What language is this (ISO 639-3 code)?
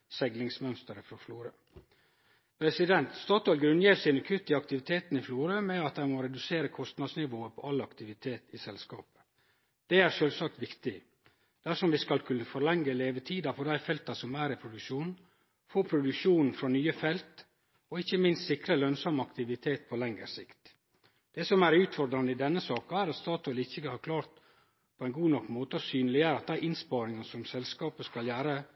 nno